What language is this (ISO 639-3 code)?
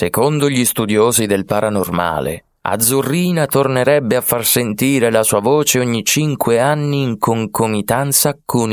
ita